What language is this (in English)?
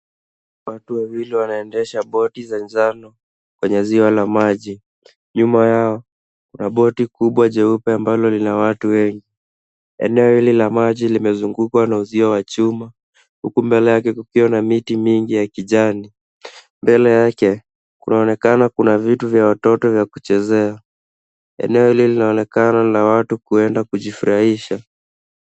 Swahili